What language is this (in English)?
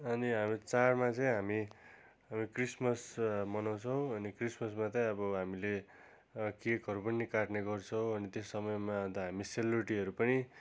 Nepali